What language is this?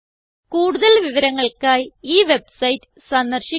Malayalam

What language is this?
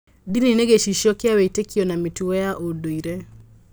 Kikuyu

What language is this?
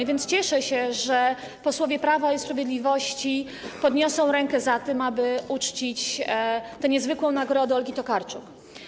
Polish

